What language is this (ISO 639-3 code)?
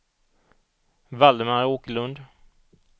swe